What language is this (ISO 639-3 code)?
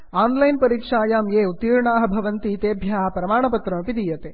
san